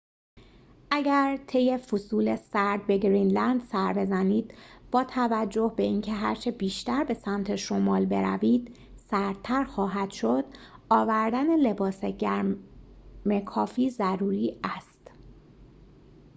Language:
Persian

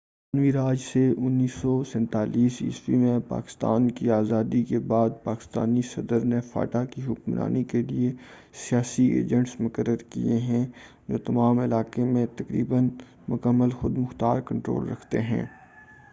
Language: Urdu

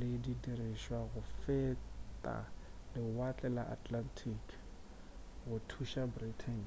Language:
Northern Sotho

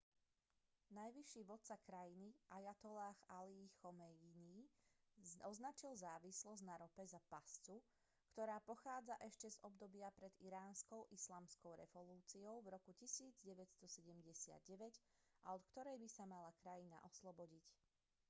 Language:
Slovak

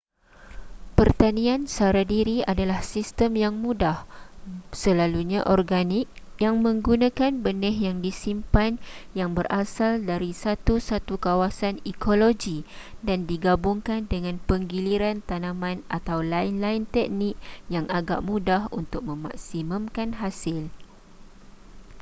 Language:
Malay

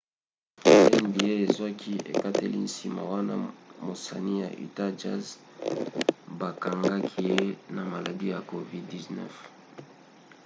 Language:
Lingala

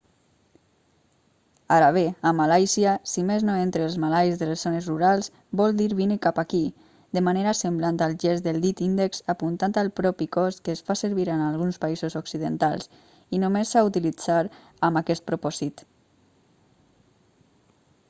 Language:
Catalan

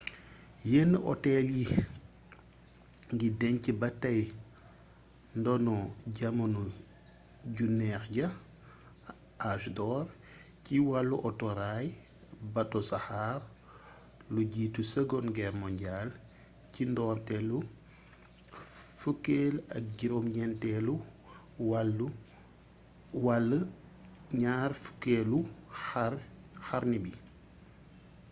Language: Wolof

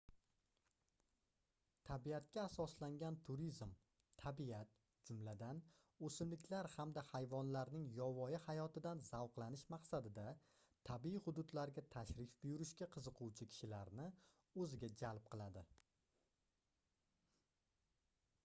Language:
Uzbek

